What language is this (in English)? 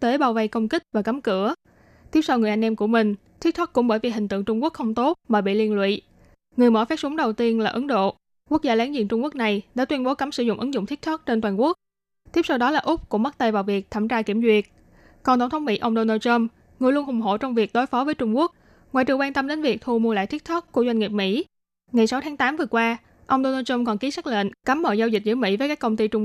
Vietnamese